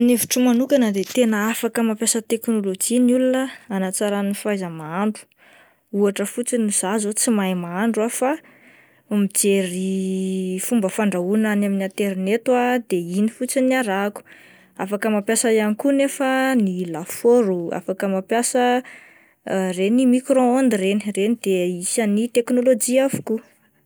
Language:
Malagasy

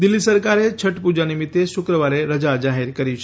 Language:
Gujarati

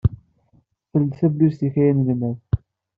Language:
Kabyle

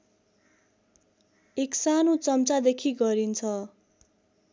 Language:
Nepali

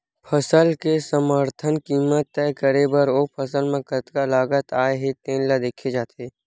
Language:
Chhattisgarhi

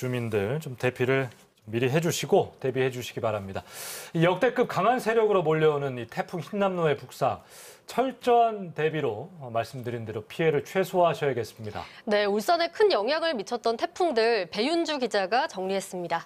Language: Korean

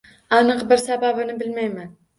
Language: Uzbek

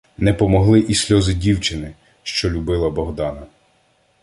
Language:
Ukrainian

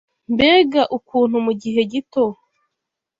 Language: Kinyarwanda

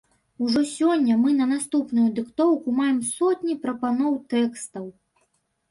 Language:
Belarusian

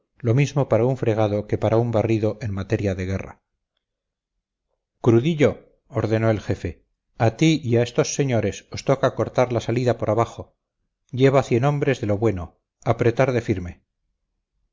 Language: Spanish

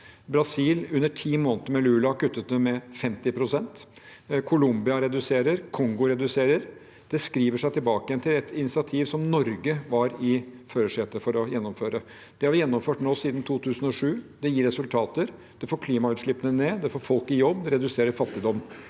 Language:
Norwegian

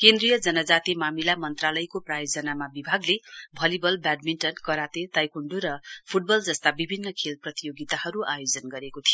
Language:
Nepali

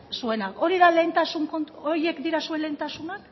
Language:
Basque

